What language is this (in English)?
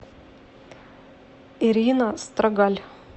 Russian